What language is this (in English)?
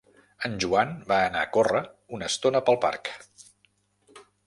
Catalan